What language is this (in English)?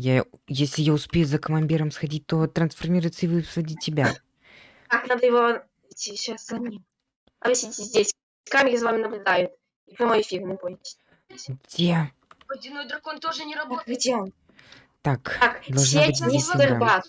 Russian